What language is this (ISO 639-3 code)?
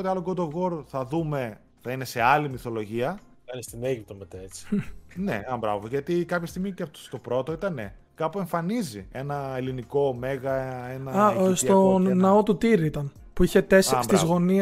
ell